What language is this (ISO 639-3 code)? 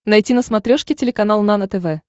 rus